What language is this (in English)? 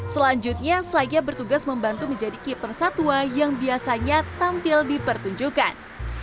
Indonesian